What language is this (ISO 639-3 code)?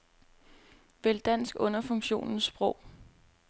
dan